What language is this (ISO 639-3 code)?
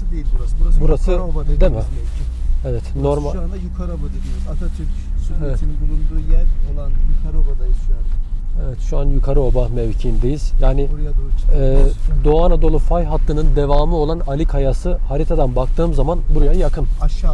tur